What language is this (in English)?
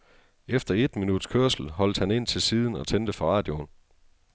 Danish